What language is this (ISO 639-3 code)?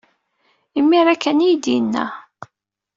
kab